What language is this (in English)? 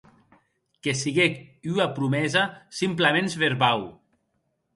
Occitan